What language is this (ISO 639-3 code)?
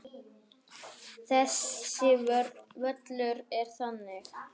isl